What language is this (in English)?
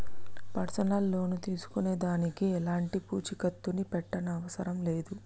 Telugu